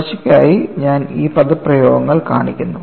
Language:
Malayalam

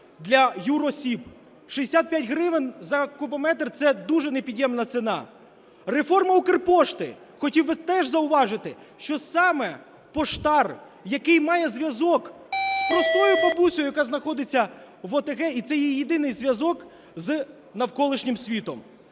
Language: Ukrainian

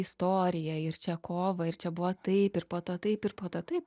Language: Lithuanian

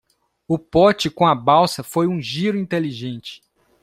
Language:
Portuguese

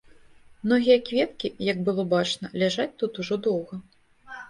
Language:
Belarusian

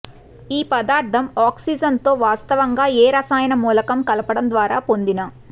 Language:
Telugu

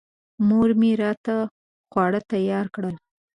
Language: Pashto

